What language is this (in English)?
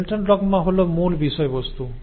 Bangla